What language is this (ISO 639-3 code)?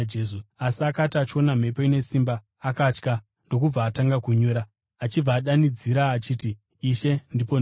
sna